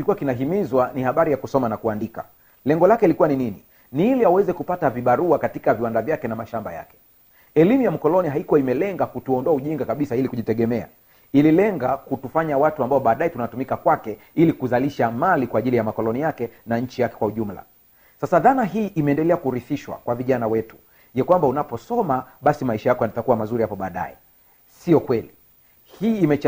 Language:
Swahili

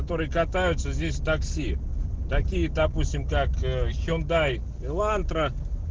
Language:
Russian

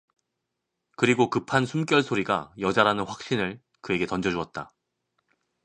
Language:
Korean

